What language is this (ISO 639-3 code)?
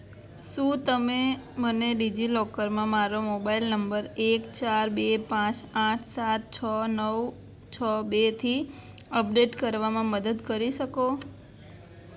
guj